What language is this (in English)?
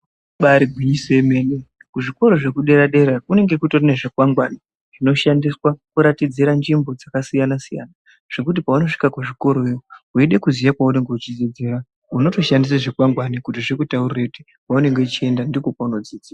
Ndau